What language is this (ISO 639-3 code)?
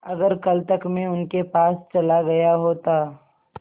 hin